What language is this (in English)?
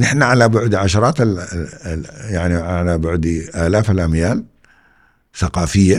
Arabic